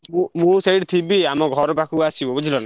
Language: Odia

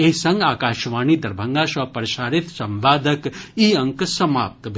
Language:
Maithili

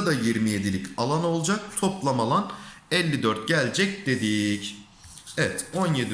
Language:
Turkish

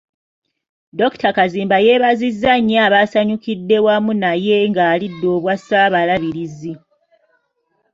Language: Ganda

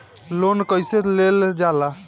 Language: Bhojpuri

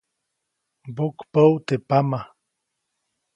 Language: Copainalá Zoque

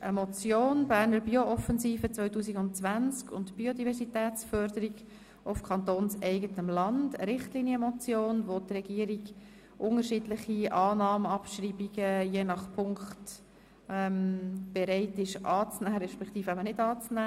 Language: Swiss German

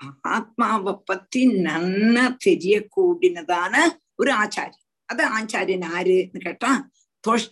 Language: Tamil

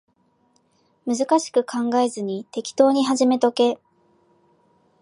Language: Japanese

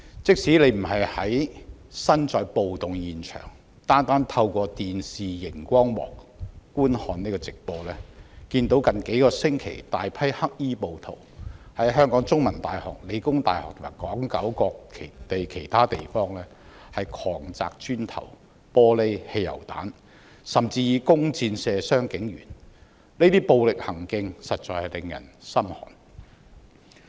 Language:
Cantonese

